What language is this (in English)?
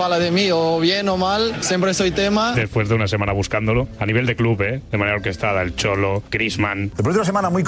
Spanish